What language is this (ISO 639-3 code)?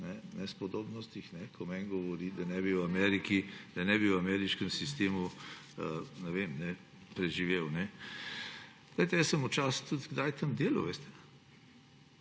slv